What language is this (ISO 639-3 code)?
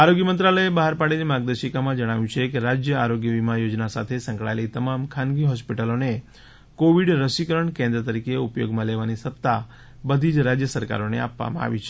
guj